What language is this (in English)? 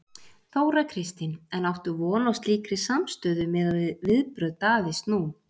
Icelandic